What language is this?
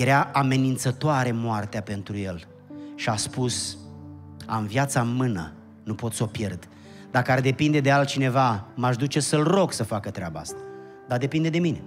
Romanian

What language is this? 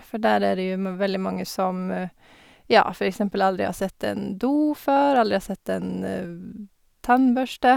Norwegian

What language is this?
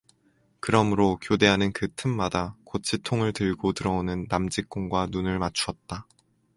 Korean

